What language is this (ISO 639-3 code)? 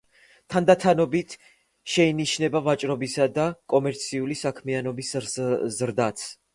kat